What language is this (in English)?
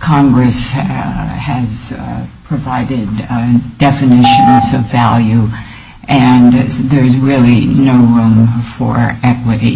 English